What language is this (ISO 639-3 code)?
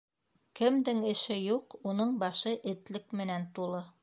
bak